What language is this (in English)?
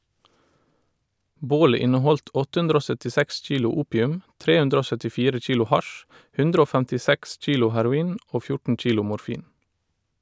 Norwegian